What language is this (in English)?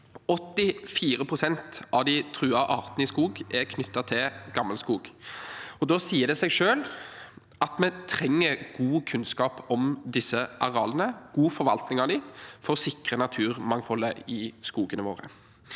Norwegian